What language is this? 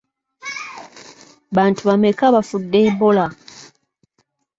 Ganda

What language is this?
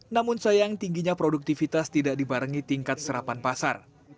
Indonesian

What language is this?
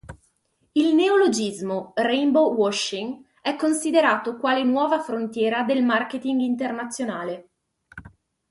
Italian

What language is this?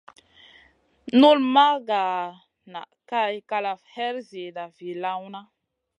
Masana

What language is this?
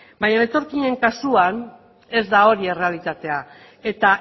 Basque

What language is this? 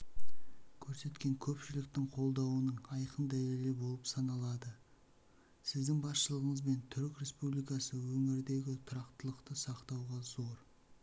Kazakh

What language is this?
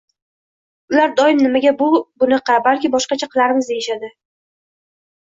Uzbek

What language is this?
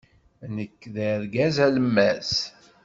Kabyle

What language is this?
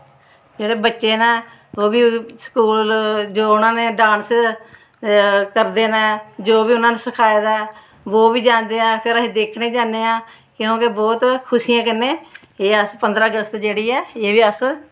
Dogri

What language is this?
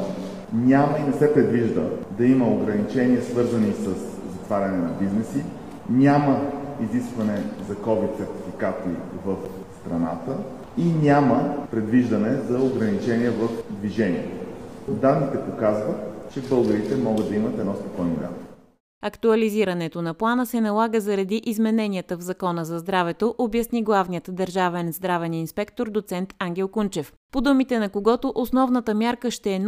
Bulgarian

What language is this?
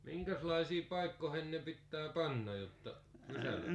Finnish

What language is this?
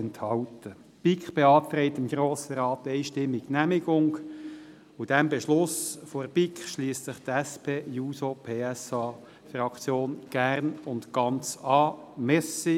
Swiss German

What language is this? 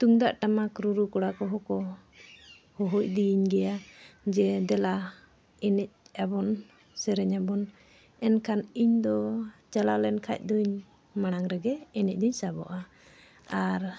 Santali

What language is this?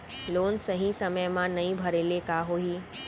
Chhattisgarhi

